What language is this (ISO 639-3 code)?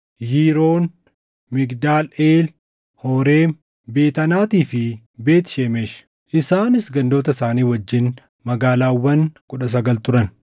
orm